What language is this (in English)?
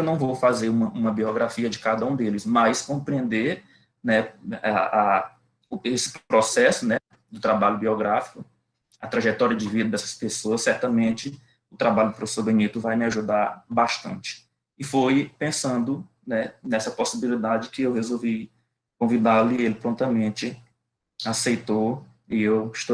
Portuguese